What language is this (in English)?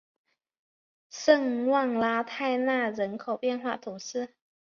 Chinese